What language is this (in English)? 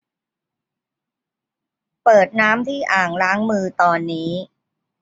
Thai